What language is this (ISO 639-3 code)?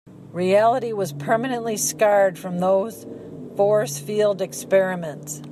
eng